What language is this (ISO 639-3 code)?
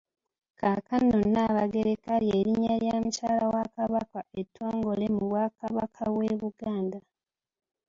lug